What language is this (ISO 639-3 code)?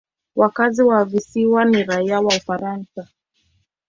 swa